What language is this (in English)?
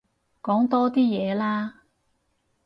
Cantonese